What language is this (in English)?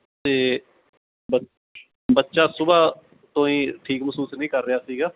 Punjabi